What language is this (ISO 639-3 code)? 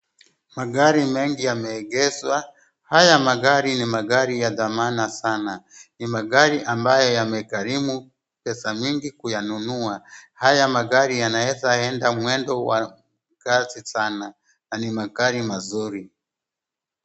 swa